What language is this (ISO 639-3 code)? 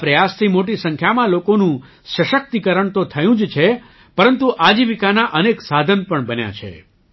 guj